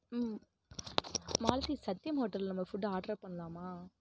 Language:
Tamil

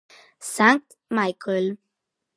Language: Italian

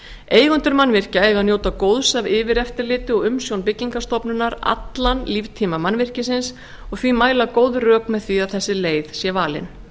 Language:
Icelandic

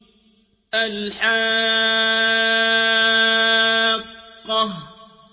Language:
Arabic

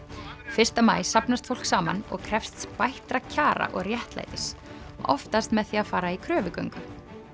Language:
Icelandic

